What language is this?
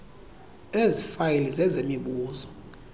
Xhosa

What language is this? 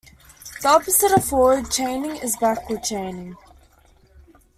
English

